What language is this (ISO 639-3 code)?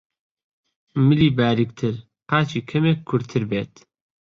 ckb